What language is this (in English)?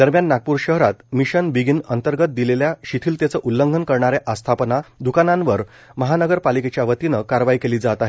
Marathi